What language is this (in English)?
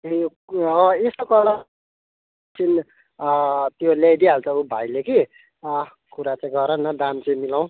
Nepali